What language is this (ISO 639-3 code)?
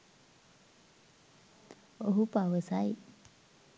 sin